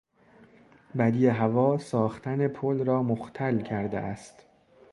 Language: Persian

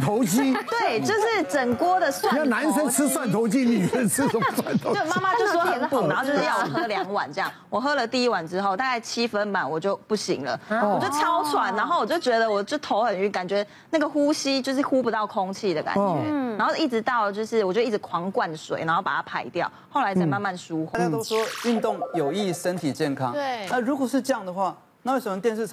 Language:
Chinese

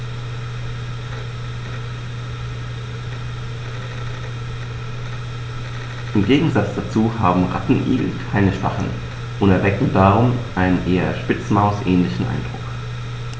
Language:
German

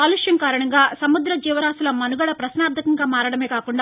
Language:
Telugu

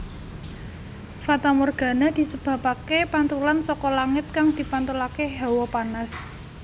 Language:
Javanese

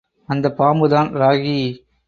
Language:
Tamil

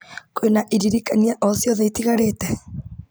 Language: Kikuyu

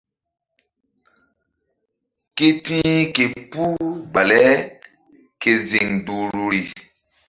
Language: Mbum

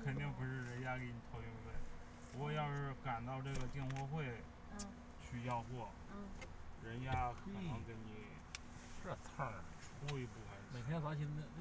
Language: Chinese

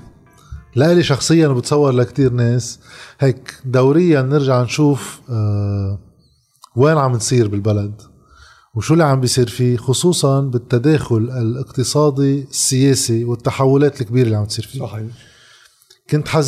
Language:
Arabic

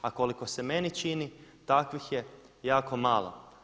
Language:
Croatian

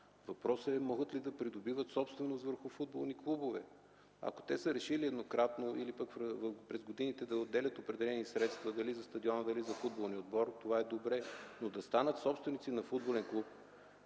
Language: Bulgarian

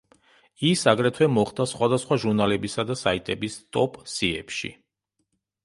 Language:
Georgian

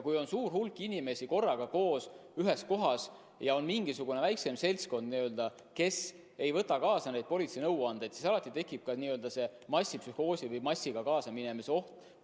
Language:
Estonian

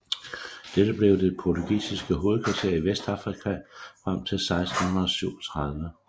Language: Danish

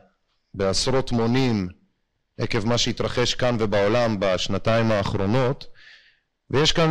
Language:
Hebrew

